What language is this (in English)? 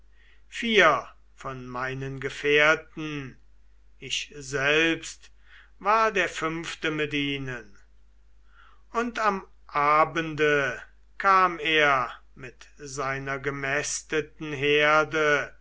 German